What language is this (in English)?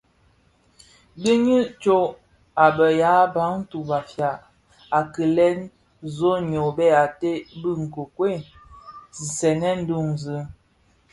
Bafia